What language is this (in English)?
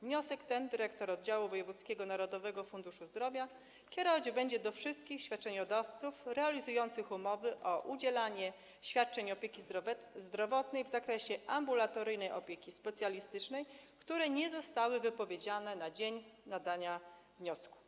Polish